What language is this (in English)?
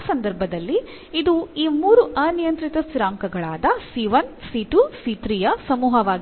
Kannada